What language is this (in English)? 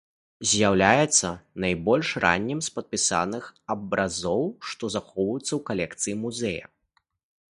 Belarusian